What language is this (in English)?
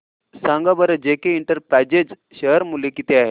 Marathi